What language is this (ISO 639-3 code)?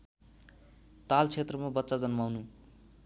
nep